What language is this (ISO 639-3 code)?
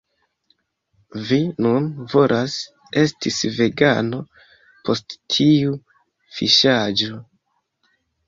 epo